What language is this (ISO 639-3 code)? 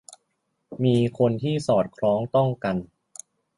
tha